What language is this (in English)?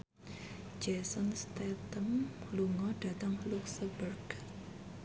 Javanese